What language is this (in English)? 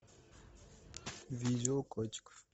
Russian